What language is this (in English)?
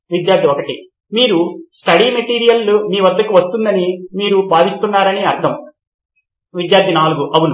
Telugu